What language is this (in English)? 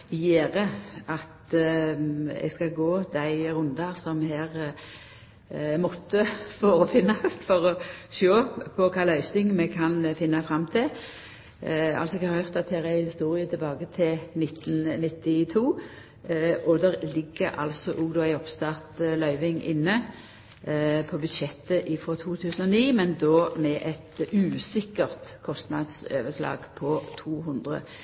Norwegian Nynorsk